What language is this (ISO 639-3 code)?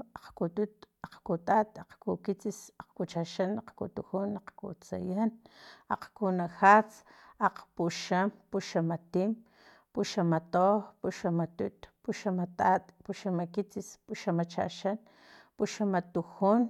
tlp